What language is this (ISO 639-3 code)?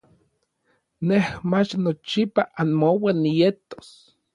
nlv